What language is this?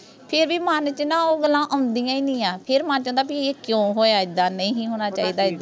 Punjabi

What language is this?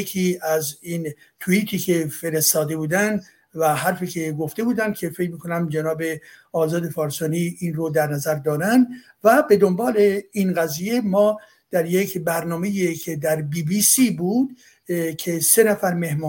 Persian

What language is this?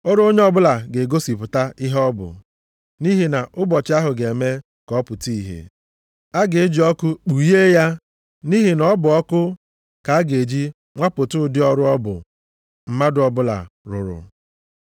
Igbo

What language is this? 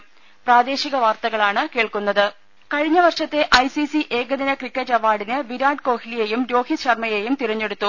Malayalam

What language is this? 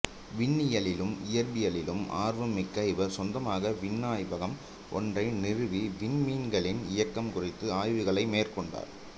Tamil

